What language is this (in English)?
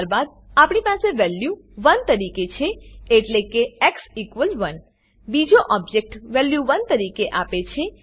Gujarati